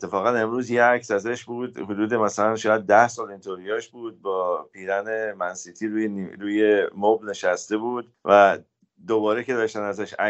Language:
Persian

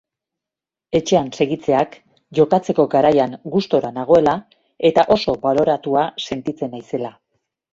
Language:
Basque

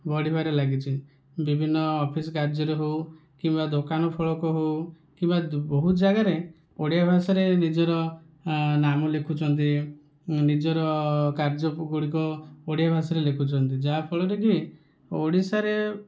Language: Odia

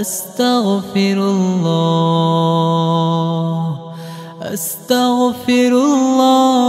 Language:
Arabic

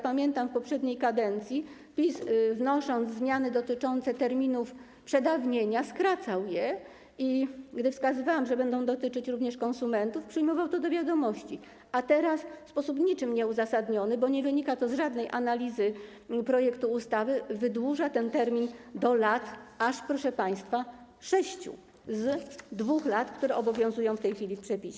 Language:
Polish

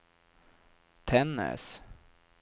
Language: Swedish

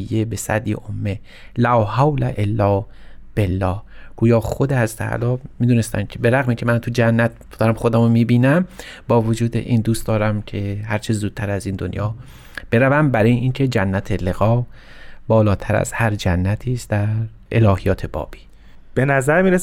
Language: Persian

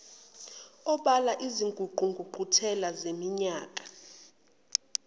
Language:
Zulu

